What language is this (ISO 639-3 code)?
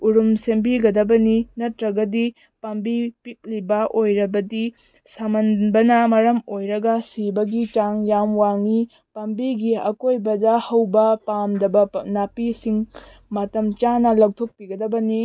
mni